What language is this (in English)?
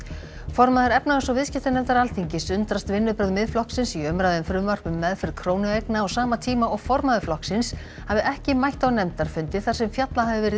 Icelandic